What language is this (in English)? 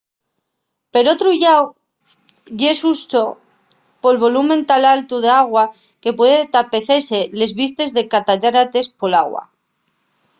Asturian